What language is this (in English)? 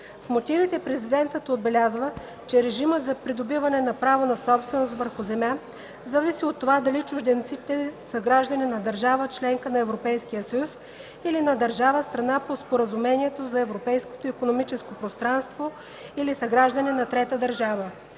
Bulgarian